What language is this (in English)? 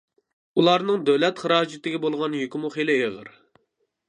Uyghur